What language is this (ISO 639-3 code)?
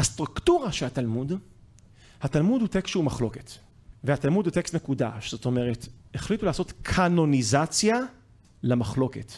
heb